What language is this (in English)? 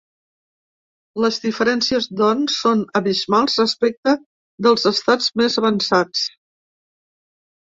Catalan